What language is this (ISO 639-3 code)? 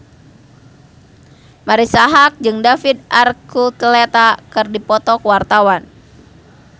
sun